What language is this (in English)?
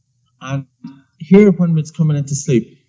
English